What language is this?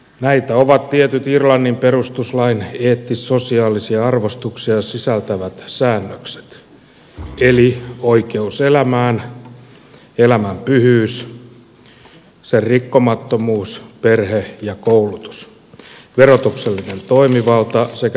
Finnish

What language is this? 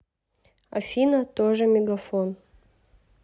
Russian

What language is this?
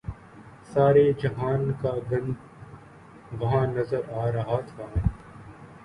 Urdu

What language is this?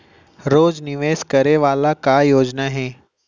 Chhattisgarhi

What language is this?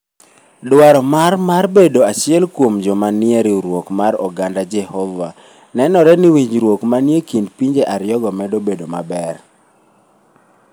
Luo (Kenya and Tanzania)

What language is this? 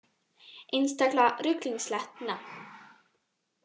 Icelandic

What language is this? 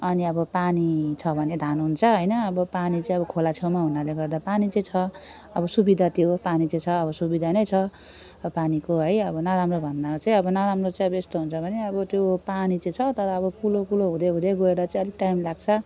Nepali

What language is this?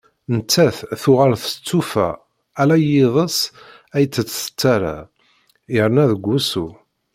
Kabyle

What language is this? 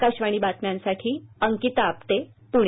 Marathi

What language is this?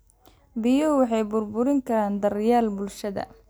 Somali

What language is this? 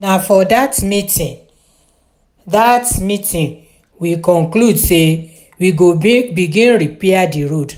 Nigerian Pidgin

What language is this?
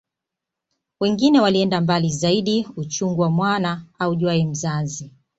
Swahili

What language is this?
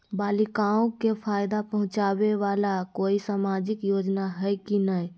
Magahi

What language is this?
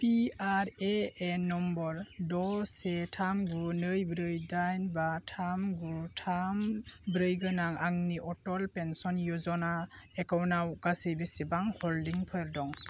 Bodo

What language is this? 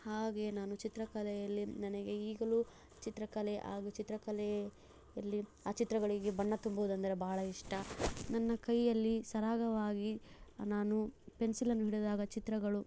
Kannada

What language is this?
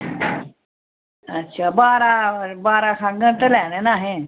Dogri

